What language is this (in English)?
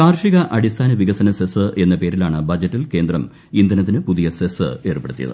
Malayalam